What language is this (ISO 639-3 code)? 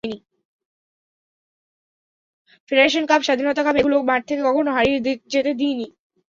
ben